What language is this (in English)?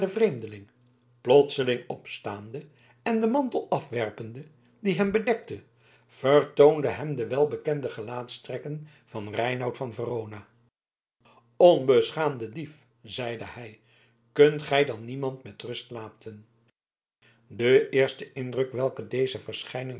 Dutch